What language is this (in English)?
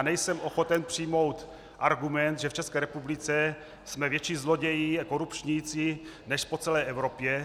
Czech